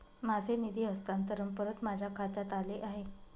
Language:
Marathi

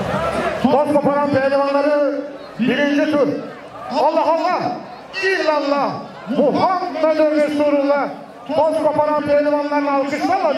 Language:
Turkish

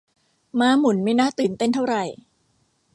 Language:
Thai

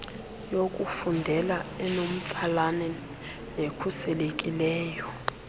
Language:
Xhosa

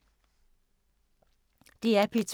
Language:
Danish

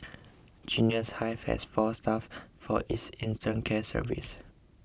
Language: English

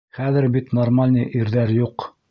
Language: Bashkir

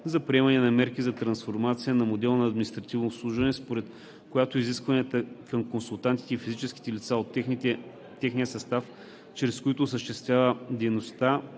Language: Bulgarian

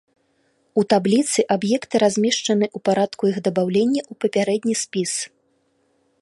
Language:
Belarusian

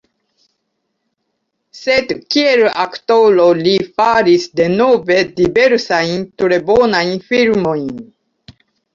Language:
Esperanto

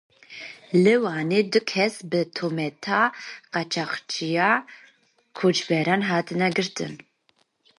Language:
Kurdish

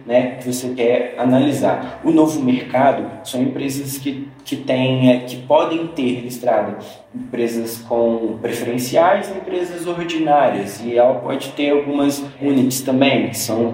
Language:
Portuguese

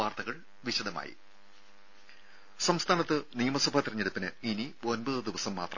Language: Malayalam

